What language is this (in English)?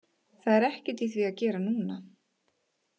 Icelandic